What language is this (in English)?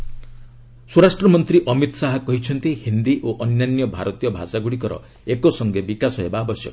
Odia